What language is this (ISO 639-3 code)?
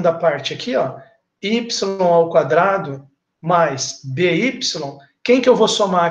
por